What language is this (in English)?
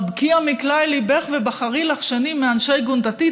Hebrew